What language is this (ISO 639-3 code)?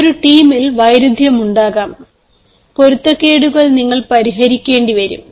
mal